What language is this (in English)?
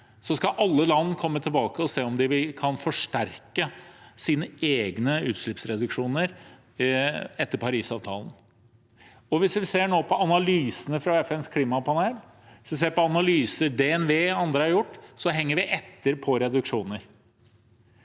Norwegian